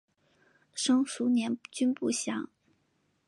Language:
Chinese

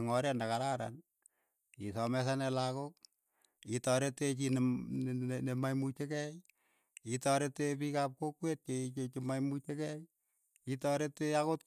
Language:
Keiyo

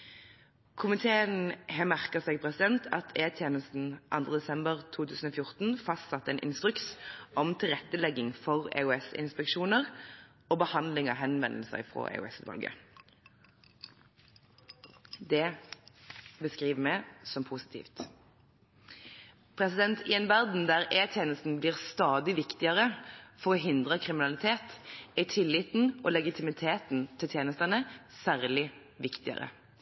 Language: Norwegian Bokmål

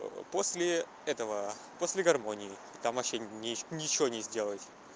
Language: Russian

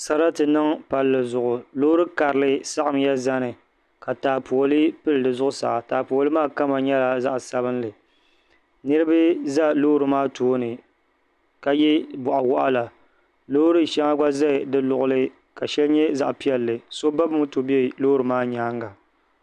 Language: Dagbani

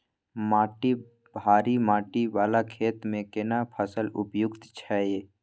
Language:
Maithili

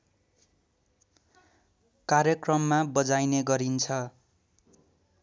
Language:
Nepali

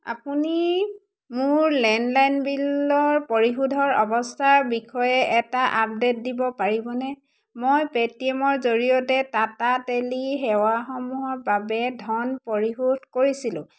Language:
Assamese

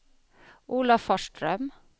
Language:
Swedish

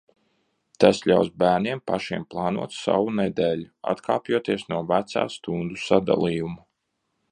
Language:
Latvian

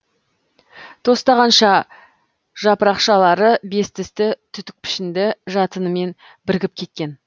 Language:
Kazakh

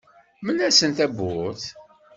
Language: Kabyle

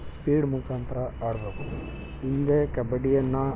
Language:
Kannada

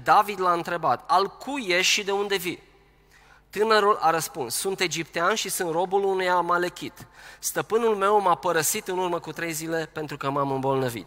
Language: Romanian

